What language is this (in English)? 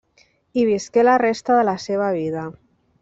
Catalan